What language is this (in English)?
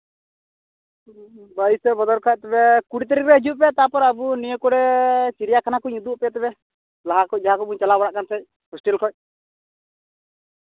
Santali